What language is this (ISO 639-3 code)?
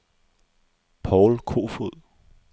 dan